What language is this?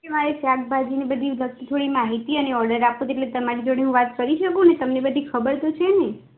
Gujarati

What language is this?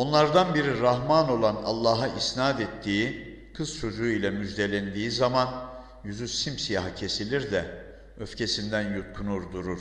Turkish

